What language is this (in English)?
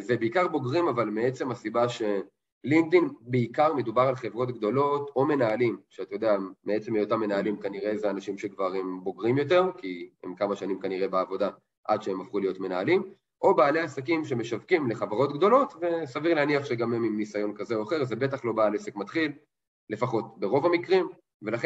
Hebrew